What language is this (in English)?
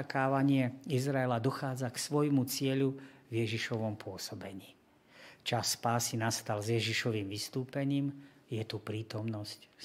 Slovak